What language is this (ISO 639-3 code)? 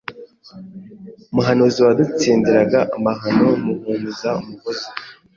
kin